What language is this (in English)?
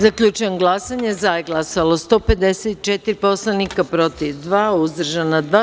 Serbian